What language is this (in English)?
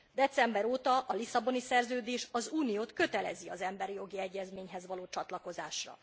Hungarian